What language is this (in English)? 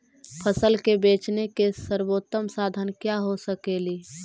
Magahi